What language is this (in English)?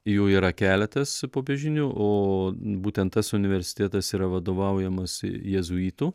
Lithuanian